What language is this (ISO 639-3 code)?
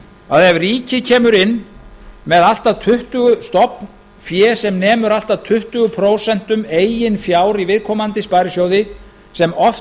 isl